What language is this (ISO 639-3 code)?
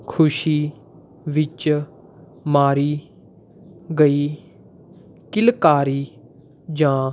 pan